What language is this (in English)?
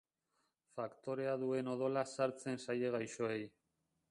Basque